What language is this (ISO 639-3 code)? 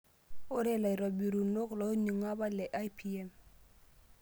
mas